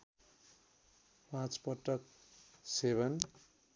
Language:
Nepali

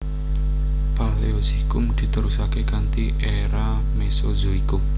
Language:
Javanese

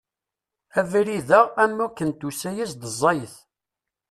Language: Kabyle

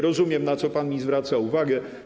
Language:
Polish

